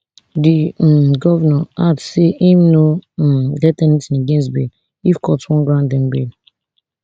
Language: Nigerian Pidgin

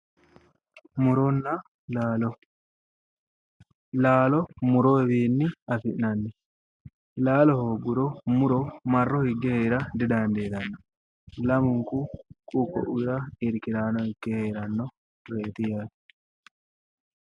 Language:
Sidamo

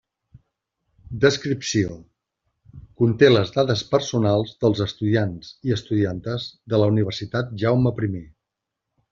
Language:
Catalan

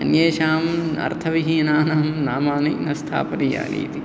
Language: Sanskrit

